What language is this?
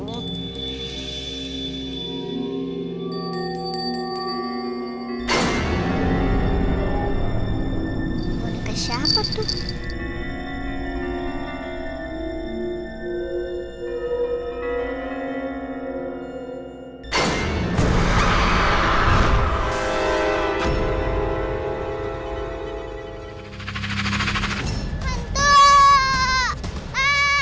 Indonesian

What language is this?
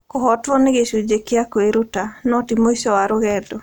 Kikuyu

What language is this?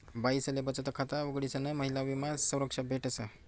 Marathi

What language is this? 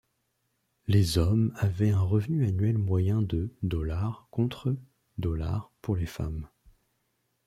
French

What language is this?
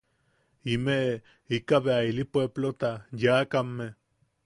Yaqui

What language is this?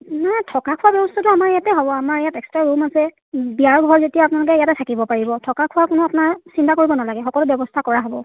Assamese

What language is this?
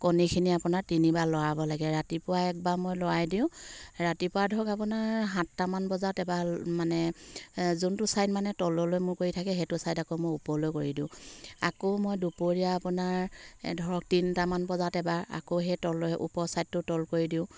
Assamese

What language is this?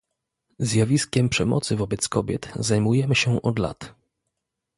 Polish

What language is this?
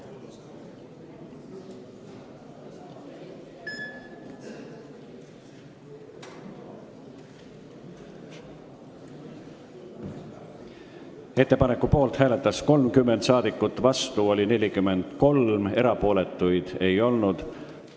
Estonian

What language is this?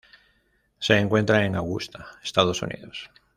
Spanish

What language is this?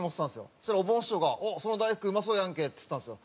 Japanese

